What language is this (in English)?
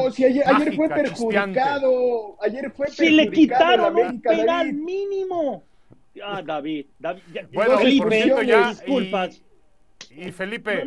Spanish